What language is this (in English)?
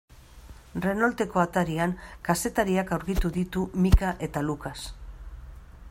Basque